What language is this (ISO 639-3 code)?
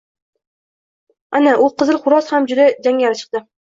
uzb